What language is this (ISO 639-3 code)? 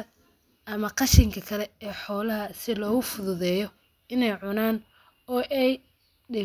som